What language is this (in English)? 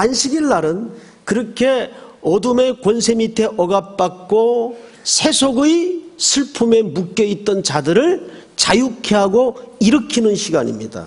Korean